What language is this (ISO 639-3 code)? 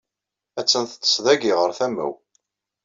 kab